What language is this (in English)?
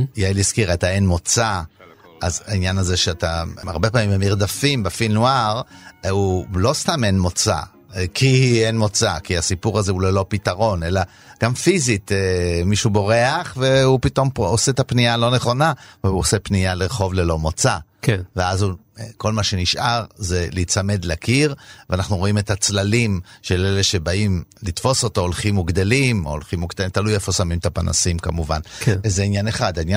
Hebrew